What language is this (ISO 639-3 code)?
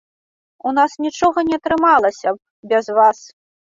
bel